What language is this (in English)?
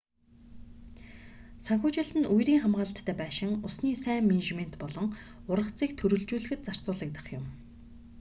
Mongolian